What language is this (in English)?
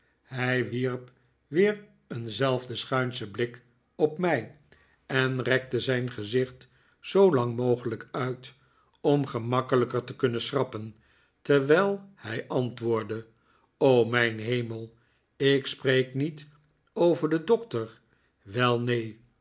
Dutch